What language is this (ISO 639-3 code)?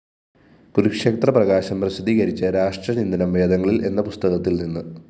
mal